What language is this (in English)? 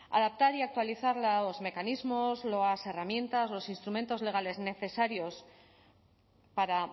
Spanish